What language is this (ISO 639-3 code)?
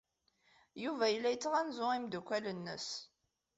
kab